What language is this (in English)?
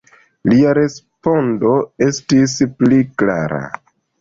Esperanto